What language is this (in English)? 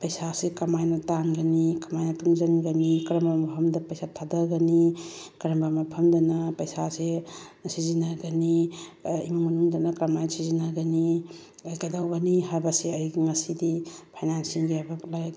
Manipuri